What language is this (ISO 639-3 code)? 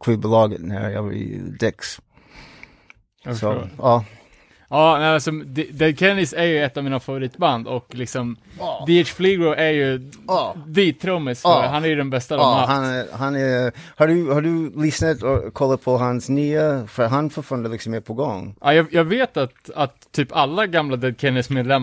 swe